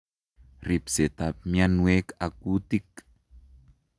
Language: Kalenjin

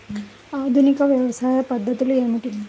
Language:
Telugu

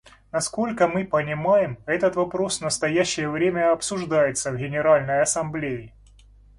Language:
Russian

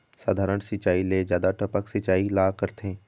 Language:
Chhattisgarhi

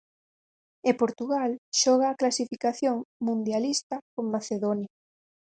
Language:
Galician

